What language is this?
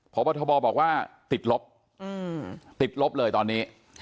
Thai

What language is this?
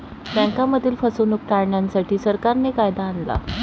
Marathi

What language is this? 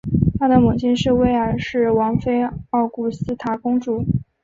Chinese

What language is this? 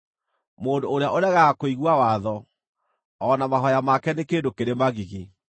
Kikuyu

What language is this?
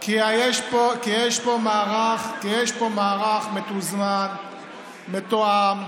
Hebrew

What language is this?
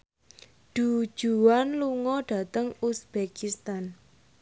Javanese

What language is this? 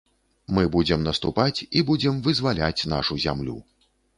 Belarusian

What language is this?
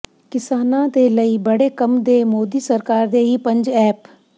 Punjabi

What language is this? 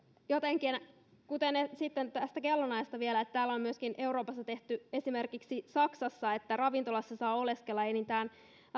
Finnish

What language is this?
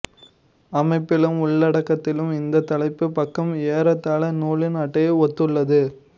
Tamil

